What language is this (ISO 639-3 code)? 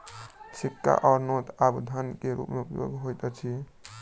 mai